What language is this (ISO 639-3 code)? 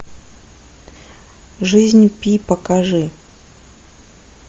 rus